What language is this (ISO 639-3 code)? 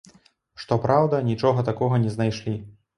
bel